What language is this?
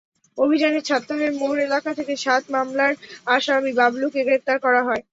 Bangla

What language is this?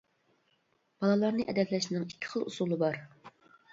Uyghur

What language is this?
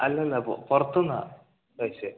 Malayalam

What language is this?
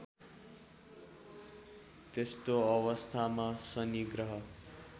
Nepali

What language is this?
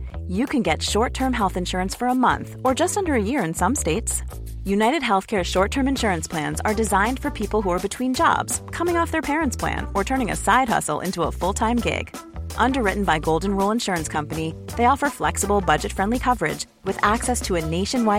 Danish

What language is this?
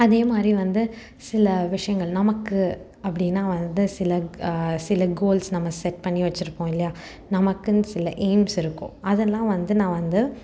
Tamil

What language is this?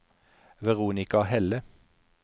Norwegian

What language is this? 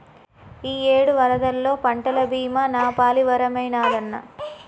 Telugu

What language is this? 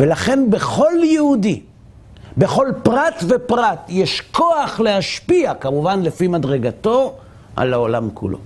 Hebrew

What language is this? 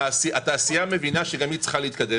Hebrew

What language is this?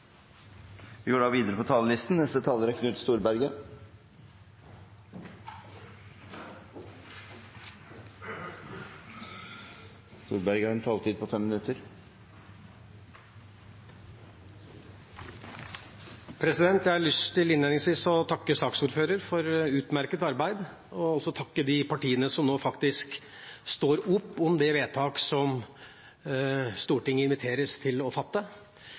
Norwegian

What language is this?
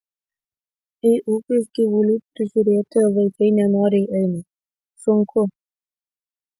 Lithuanian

